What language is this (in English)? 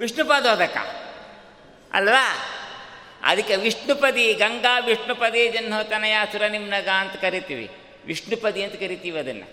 Kannada